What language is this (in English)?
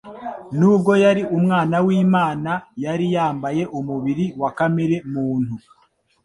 Kinyarwanda